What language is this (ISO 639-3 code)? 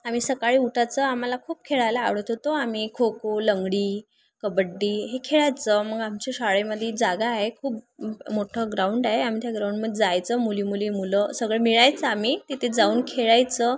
mar